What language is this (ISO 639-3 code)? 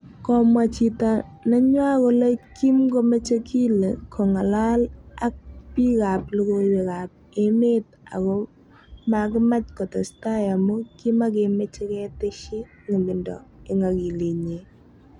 kln